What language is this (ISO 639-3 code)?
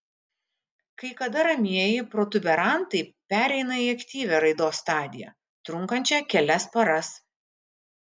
lit